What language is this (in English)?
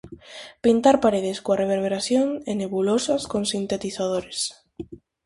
Galician